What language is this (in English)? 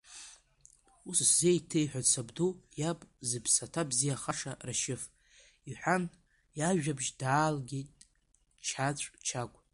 Abkhazian